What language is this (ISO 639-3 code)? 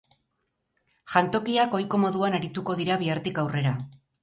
eus